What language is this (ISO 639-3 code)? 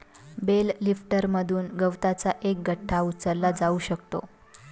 mar